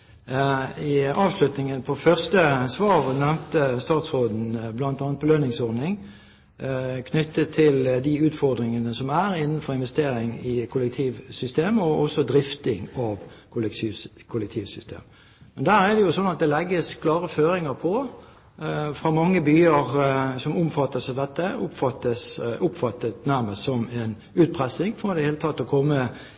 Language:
Norwegian Bokmål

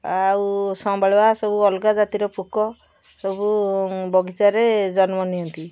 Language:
Odia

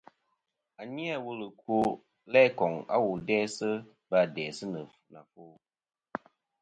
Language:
Kom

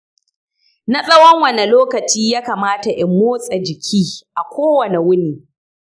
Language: Hausa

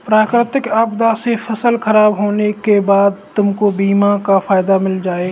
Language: Hindi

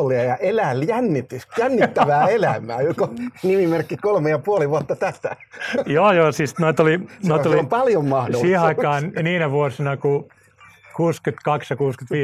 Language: Finnish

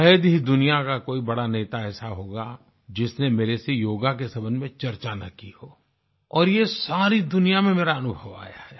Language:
Hindi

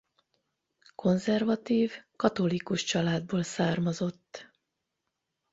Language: Hungarian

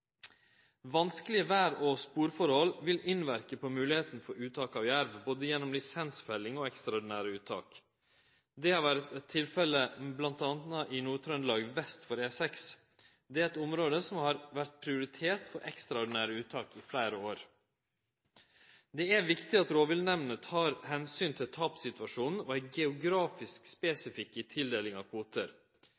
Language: Norwegian Nynorsk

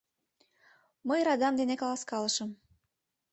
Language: Mari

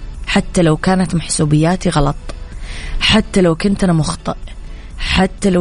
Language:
Arabic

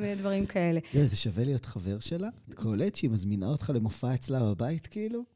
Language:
Hebrew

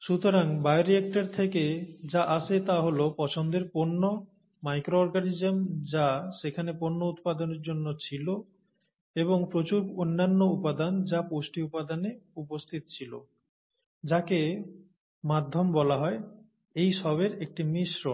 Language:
Bangla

